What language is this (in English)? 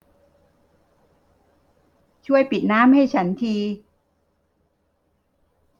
Thai